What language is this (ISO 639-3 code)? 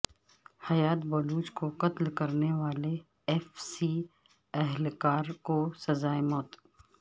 urd